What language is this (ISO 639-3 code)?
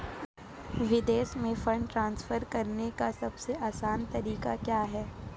hin